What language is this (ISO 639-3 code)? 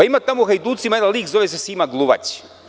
srp